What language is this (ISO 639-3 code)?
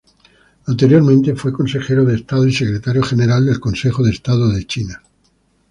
spa